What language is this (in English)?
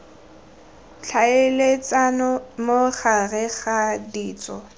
Tswana